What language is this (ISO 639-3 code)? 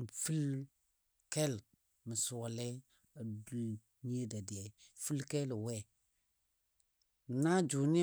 dbd